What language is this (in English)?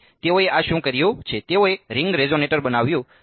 Gujarati